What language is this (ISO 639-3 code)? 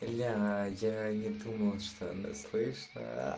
rus